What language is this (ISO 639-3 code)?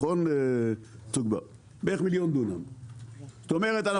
heb